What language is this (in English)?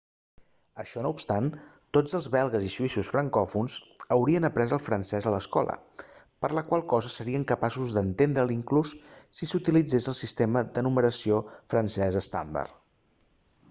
Catalan